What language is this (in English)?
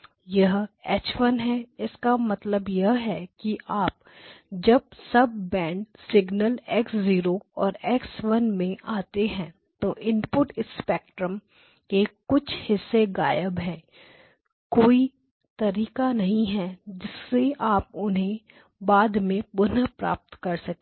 Hindi